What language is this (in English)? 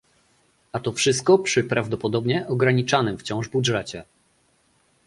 Polish